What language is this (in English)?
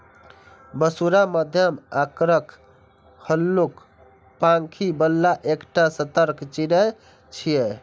Maithili